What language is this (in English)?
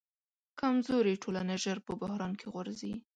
Pashto